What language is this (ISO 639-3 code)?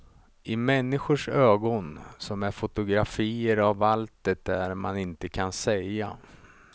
swe